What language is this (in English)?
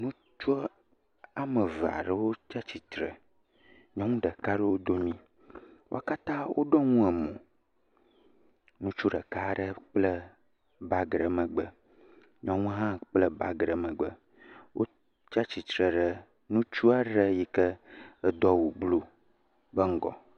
Ewe